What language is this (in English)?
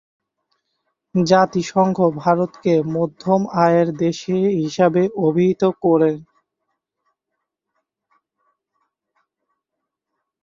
Bangla